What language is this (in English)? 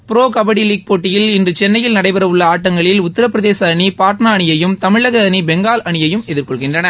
Tamil